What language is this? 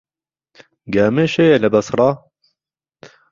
Central Kurdish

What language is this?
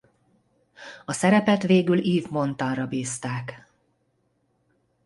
Hungarian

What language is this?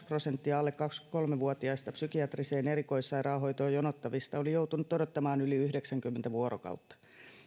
Finnish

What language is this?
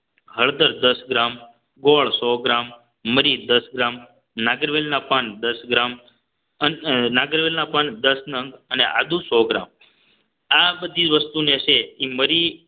Gujarati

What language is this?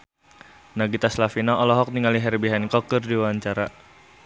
Sundanese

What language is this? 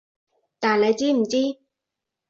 Cantonese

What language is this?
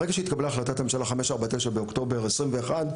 Hebrew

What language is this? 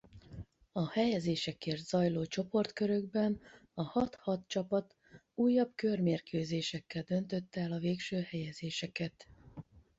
Hungarian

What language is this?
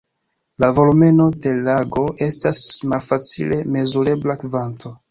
Esperanto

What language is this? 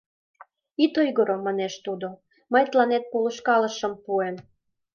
Mari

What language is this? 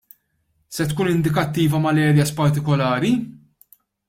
Maltese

